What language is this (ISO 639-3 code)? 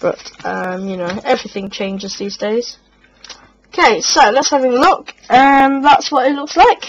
eng